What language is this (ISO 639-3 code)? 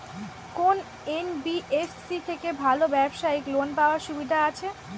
ben